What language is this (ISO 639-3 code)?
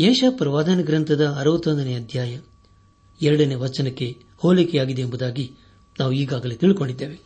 kan